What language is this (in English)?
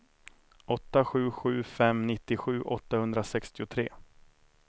Swedish